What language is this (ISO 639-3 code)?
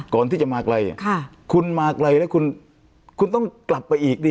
tha